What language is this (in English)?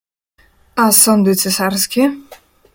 Polish